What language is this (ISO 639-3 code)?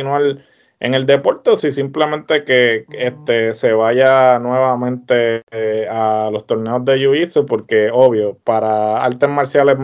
spa